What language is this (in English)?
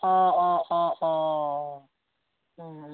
Bodo